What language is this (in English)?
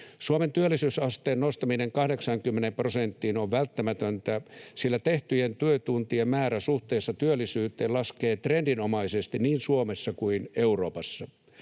Finnish